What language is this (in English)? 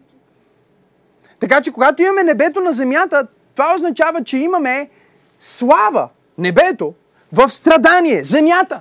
Bulgarian